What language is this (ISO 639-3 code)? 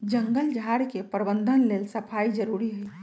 mag